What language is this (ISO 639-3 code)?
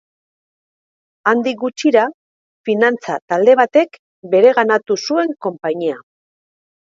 eus